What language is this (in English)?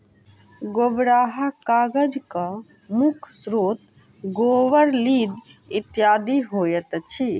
Maithili